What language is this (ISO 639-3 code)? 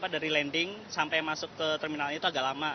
ind